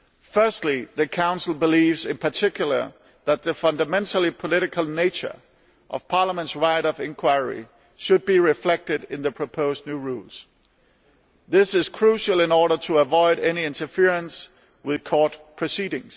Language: English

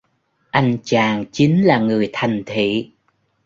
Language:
Vietnamese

